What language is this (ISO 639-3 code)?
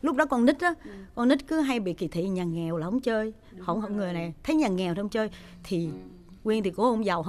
vie